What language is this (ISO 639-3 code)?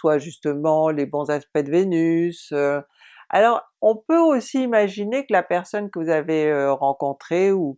fra